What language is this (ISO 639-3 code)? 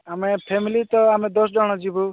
ori